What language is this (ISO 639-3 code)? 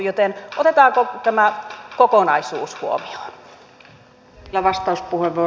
fin